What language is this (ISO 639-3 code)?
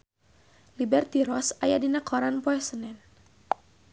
sun